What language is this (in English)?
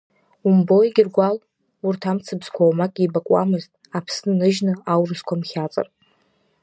Abkhazian